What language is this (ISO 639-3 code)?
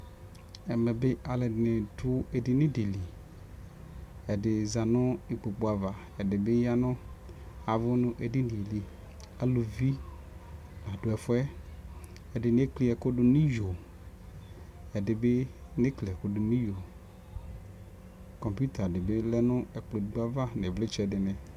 kpo